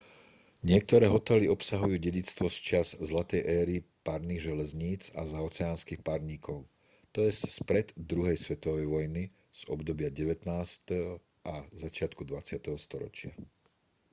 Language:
Slovak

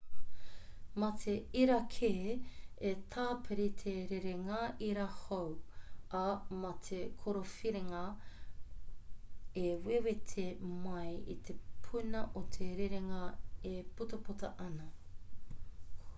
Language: Māori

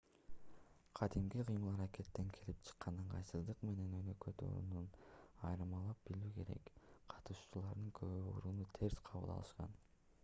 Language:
Kyrgyz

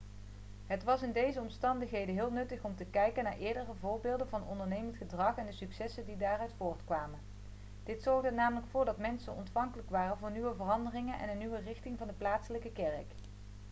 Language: Dutch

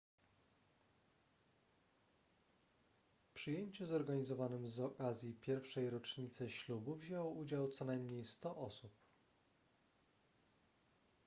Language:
Polish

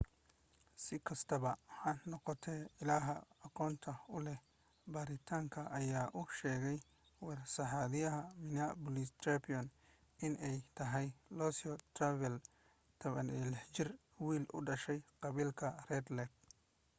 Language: Somali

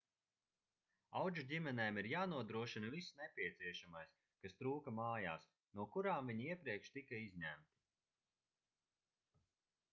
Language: Latvian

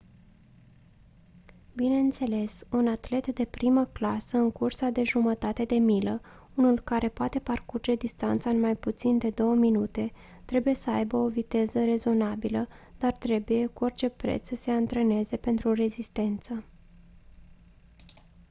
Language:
Romanian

